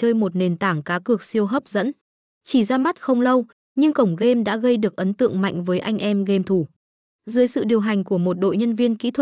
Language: Vietnamese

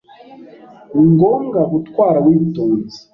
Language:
Kinyarwanda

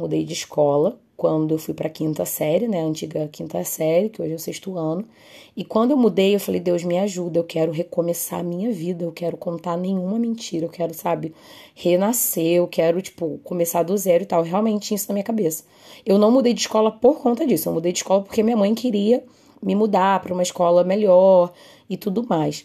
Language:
Portuguese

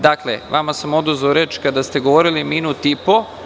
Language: Serbian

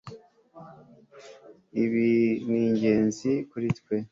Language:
Kinyarwanda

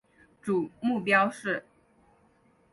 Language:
Chinese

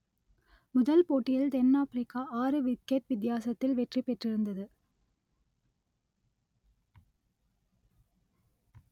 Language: Tamil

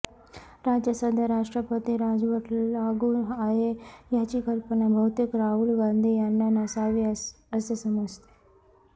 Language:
Marathi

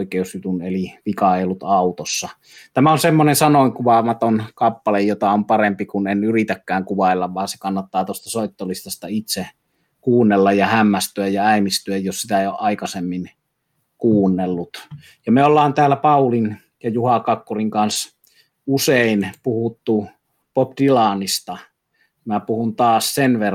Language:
Finnish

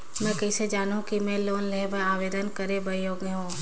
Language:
Chhattisgarhi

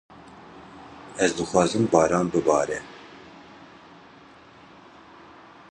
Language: Kurdish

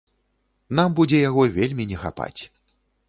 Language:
Belarusian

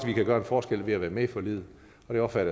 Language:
Danish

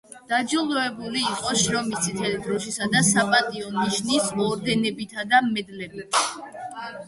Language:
Georgian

